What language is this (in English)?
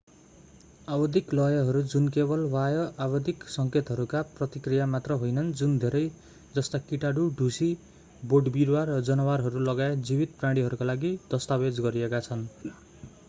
Nepali